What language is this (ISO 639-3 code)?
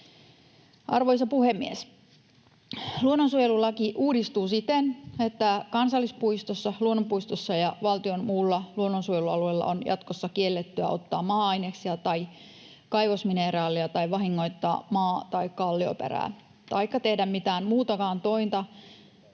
fin